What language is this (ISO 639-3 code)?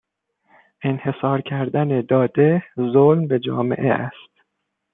fas